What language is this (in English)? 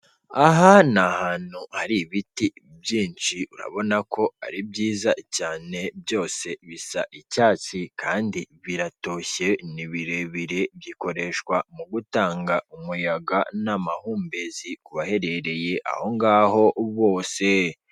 Kinyarwanda